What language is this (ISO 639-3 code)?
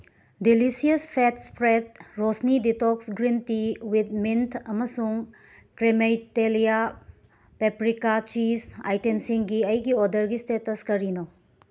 mni